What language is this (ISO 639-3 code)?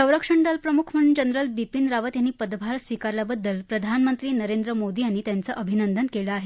mar